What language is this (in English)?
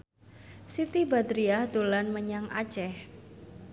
Javanese